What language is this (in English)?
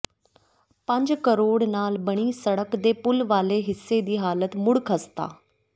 Punjabi